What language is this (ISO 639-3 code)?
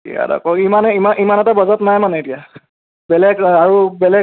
asm